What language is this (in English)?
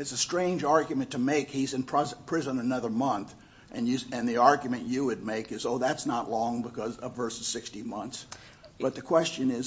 English